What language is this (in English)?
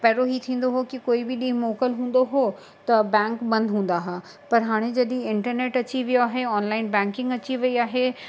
Sindhi